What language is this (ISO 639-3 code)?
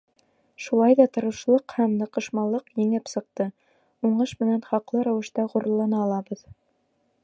bak